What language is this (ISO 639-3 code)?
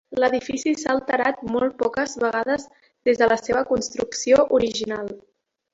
cat